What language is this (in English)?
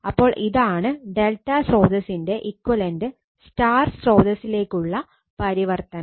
Malayalam